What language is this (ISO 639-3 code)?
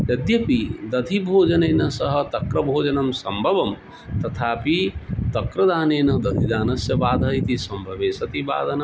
san